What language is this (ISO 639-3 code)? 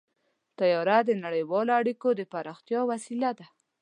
pus